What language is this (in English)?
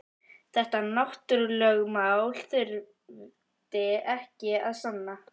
Icelandic